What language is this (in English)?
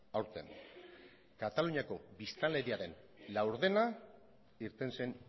Basque